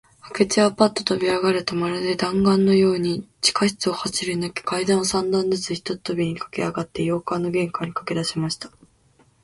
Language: Japanese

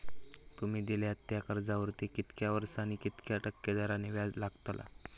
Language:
Marathi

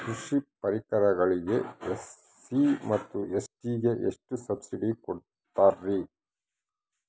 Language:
Kannada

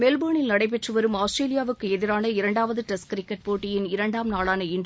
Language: Tamil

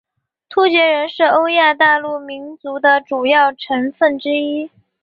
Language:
Chinese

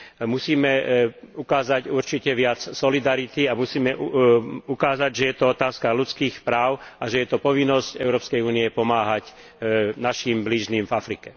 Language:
Slovak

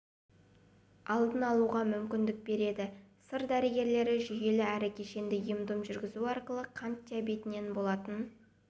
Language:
Kazakh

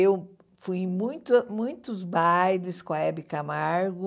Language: Portuguese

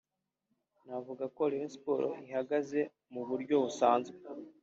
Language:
Kinyarwanda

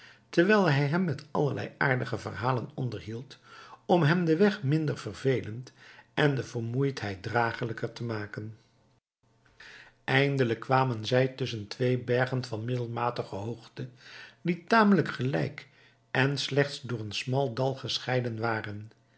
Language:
Dutch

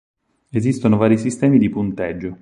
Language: Italian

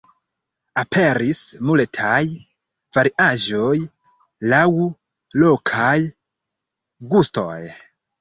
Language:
Esperanto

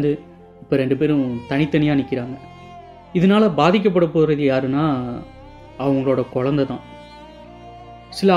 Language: Tamil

